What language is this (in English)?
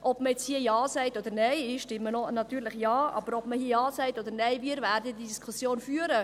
Swiss German